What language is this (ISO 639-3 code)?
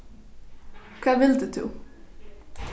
fao